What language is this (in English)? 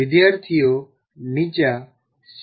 Gujarati